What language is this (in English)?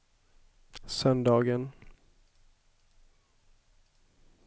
Swedish